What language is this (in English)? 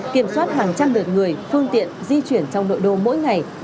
Vietnamese